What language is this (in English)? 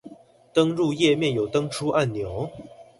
Chinese